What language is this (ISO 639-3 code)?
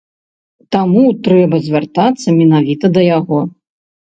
bel